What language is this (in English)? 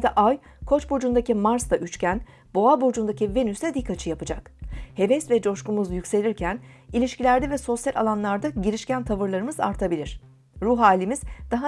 Turkish